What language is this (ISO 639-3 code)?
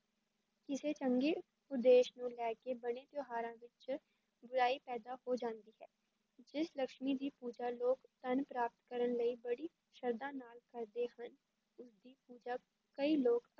pan